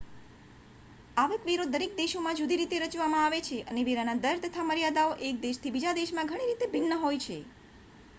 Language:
Gujarati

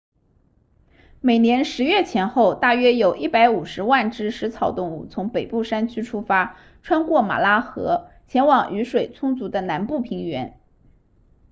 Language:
Chinese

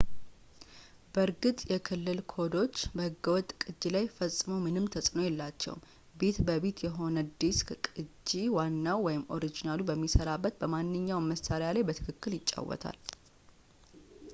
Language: Amharic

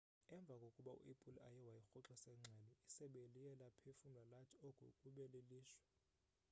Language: Xhosa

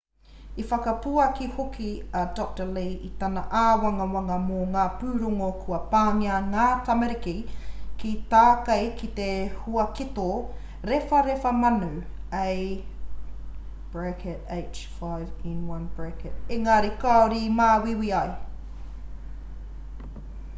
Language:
Māori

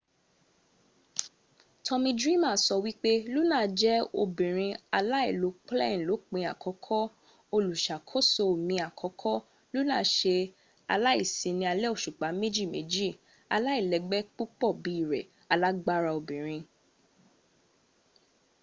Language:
Yoruba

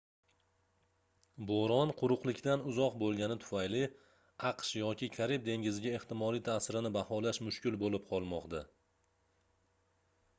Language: Uzbek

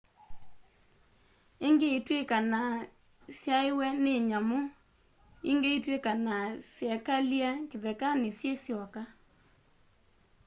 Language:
Kamba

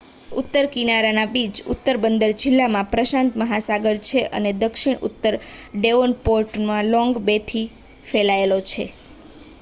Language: Gujarati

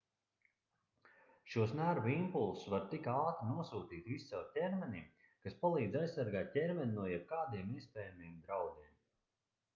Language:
Latvian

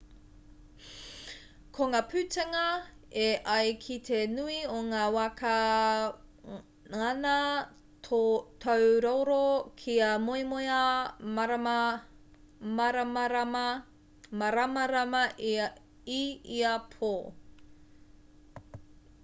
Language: Māori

